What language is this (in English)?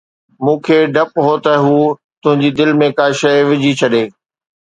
Sindhi